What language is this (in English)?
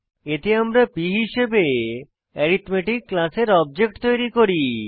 Bangla